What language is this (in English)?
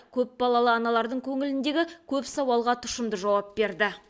Kazakh